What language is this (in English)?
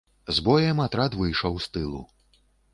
Belarusian